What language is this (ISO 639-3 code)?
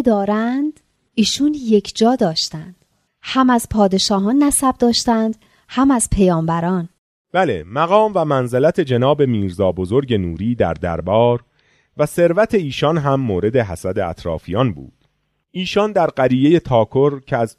fas